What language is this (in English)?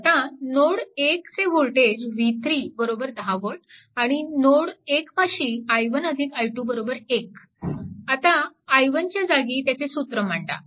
Marathi